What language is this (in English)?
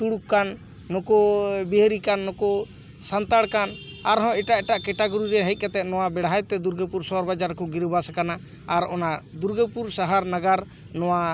Santali